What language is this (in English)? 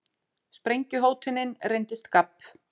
Icelandic